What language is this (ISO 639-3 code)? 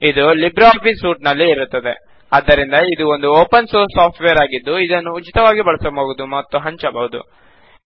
kan